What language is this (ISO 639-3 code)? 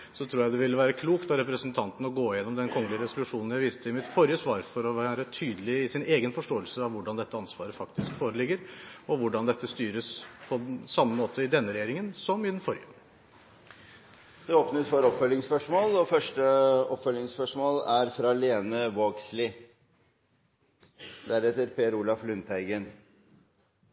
nor